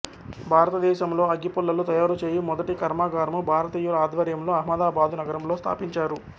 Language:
Telugu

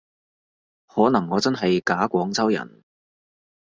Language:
Cantonese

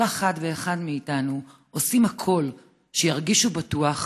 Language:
Hebrew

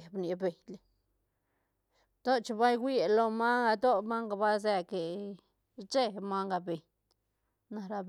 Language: Santa Catarina Albarradas Zapotec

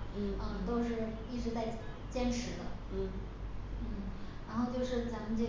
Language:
Chinese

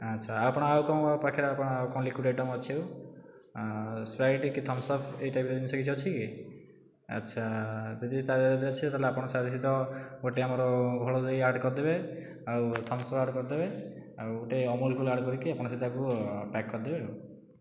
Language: Odia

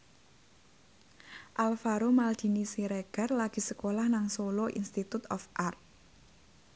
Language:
Javanese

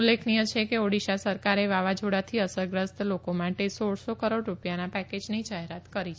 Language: Gujarati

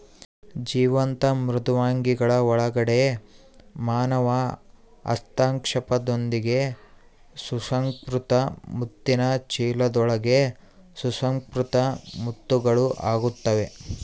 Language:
Kannada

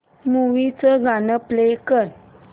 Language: Marathi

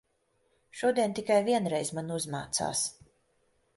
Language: Latvian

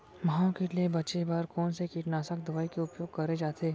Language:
Chhattisgarhi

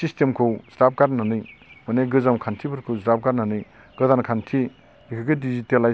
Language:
Bodo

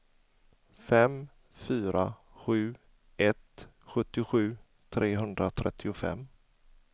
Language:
Swedish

